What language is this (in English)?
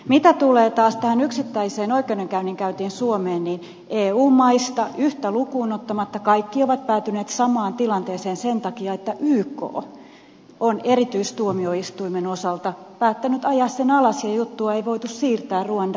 Finnish